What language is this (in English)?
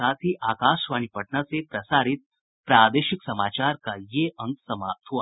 Hindi